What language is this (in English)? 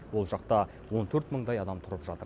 Kazakh